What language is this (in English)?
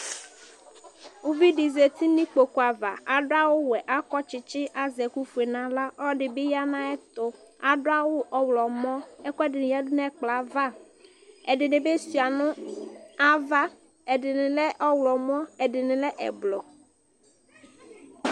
Ikposo